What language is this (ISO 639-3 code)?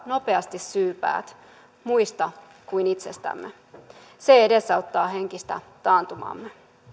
fin